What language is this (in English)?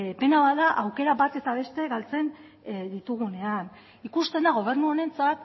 Basque